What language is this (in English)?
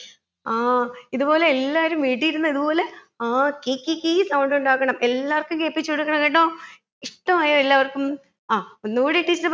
Malayalam